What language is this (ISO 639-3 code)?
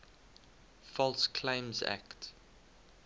eng